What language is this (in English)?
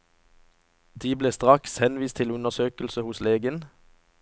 Norwegian